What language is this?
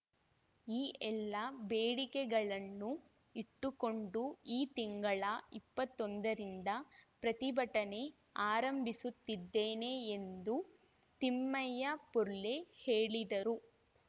Kannada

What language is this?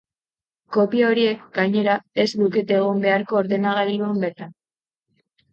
Basque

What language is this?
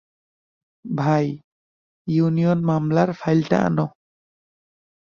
Bangla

